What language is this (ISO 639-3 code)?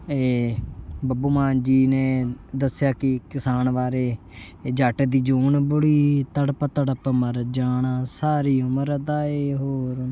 pan